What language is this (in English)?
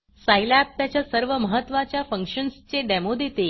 Marathi